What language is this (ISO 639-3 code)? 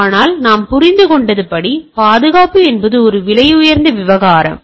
tam